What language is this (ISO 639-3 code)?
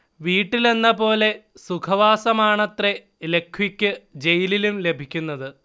mal